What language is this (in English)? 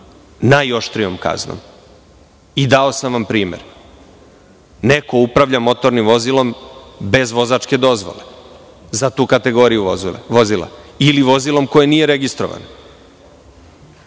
Serbian